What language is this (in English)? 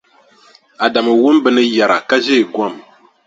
Dagbani